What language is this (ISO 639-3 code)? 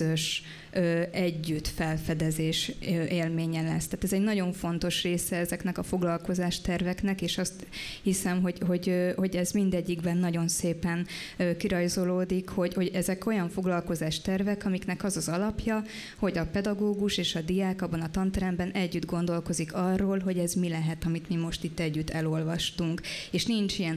hun